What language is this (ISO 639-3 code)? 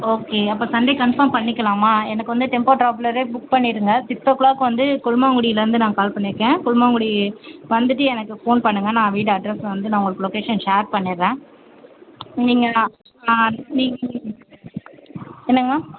tam